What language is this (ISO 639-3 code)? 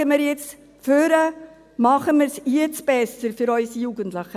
gsw